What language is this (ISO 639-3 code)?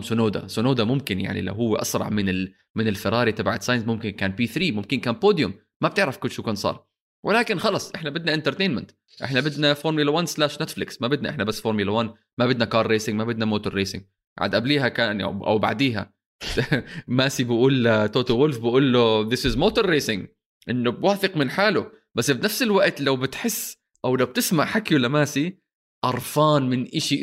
ara